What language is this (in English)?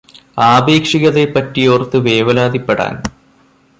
Malayalam